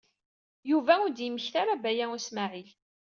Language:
Kabyle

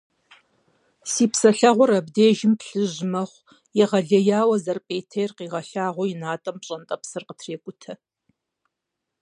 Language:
Kabardian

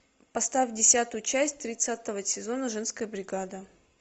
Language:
Russian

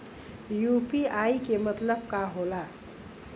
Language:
Bhojpuri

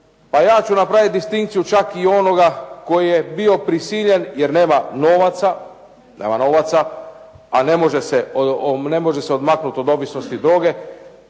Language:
Croatian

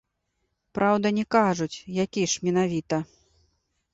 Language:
Belarusian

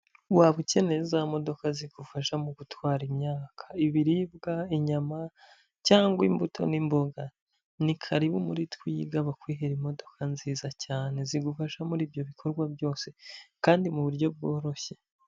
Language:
Kinyarwanda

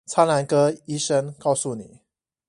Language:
Chinese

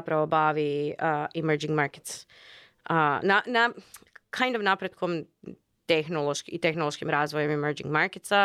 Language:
Croatian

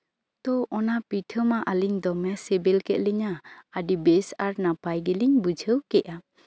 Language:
Santali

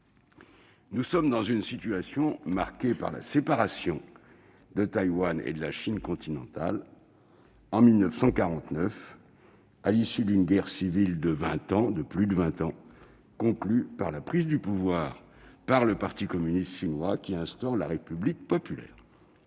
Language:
French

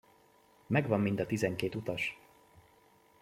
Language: Hungarian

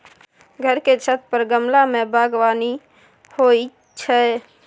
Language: Maithili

